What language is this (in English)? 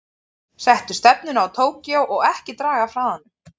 Icelandic